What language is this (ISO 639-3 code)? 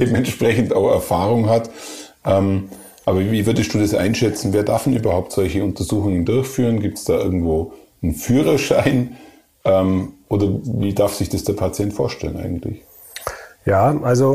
deu